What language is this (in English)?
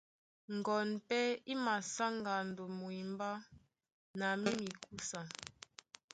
Duala